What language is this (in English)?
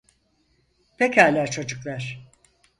Turkish